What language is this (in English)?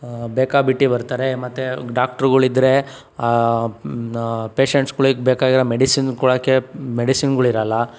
Kannada